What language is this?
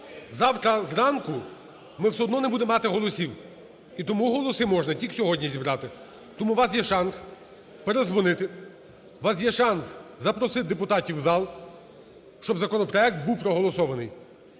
Ukrainian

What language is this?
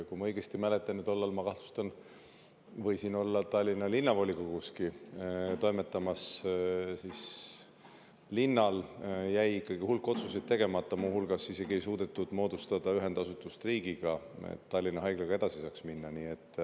Estonian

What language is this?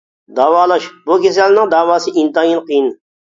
Uyghur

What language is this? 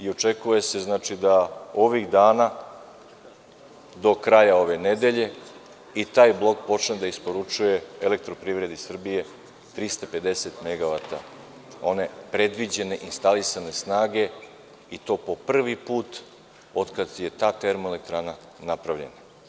Serbian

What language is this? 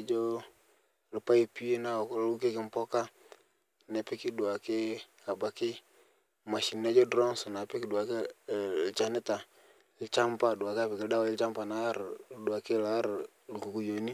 Masai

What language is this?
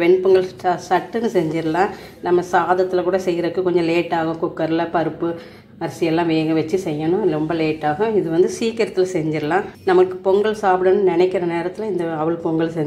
Hindi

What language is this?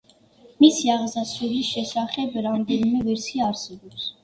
Georgian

